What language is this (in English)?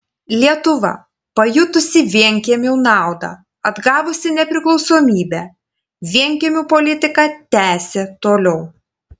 Lithuanian